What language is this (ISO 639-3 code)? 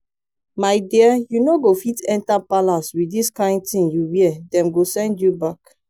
pcm